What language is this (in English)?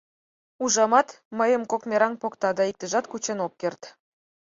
Mari